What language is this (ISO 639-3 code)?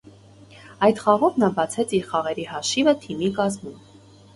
hye